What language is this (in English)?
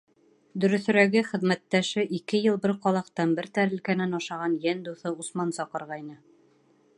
Bashkir